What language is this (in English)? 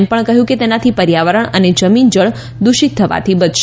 Gujarati